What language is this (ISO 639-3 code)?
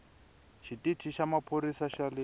tso